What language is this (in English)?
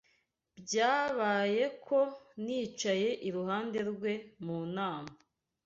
Kinyarwanda